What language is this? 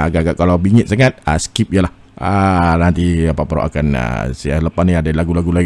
Malay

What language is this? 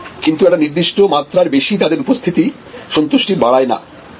Bangla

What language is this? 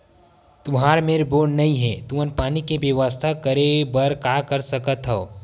Chhattisgarhi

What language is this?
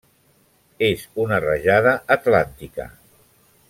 Catalan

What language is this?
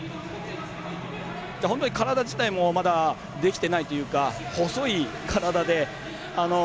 Japanese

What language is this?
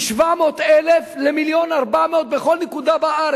Hebrew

